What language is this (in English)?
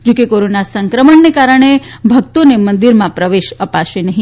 Gujarati